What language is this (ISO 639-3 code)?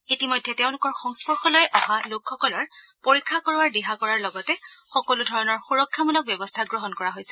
asm